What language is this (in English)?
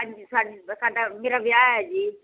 Punjabi